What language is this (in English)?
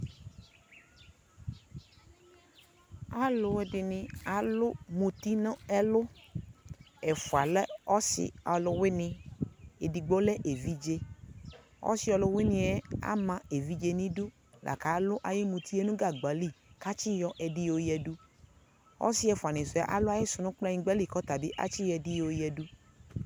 Ikposo